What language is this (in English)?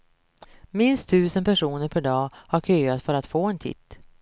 Swedish